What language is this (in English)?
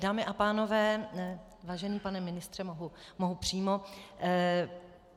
Czech